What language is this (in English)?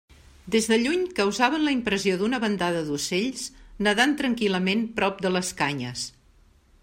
Catalan